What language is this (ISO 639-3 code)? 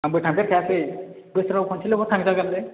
brx